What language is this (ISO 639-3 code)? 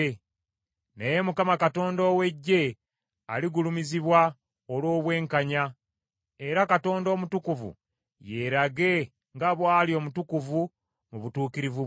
lug